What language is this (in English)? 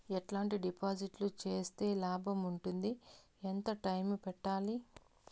Telugu